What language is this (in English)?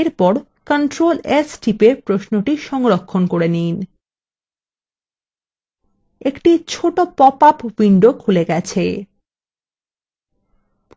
Bangla